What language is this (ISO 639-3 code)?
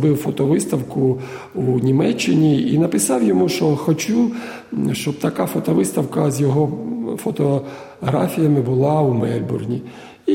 ukr